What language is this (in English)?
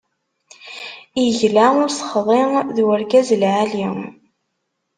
Kabyle